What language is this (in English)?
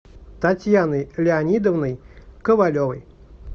Russian